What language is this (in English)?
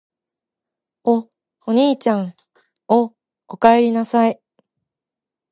Japanese